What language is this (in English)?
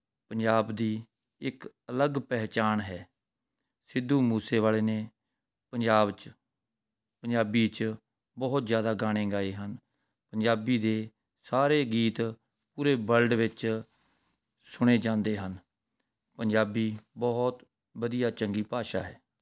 Punjabi